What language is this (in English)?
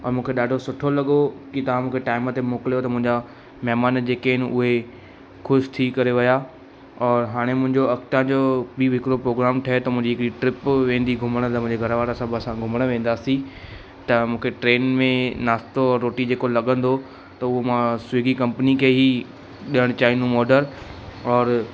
Sindhi